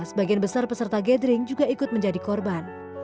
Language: Indonesian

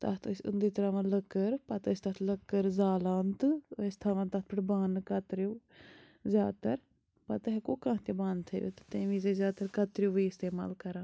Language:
Kashmiri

